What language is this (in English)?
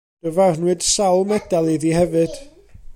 Welsh